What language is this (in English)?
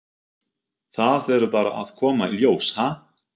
Icelandic